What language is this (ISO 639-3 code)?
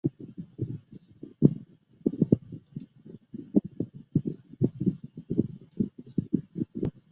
zho